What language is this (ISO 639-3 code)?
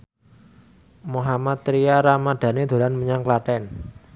jav